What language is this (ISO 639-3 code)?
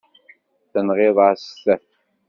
kab